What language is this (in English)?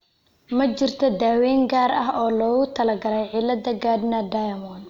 Somali